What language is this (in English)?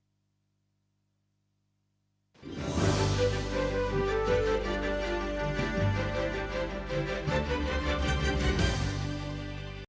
Ukrainian